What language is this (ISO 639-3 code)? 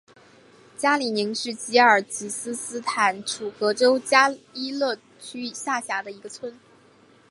zho